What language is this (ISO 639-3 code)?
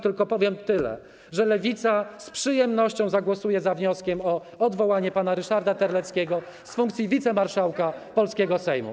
pol